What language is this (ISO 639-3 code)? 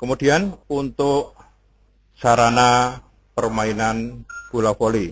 ind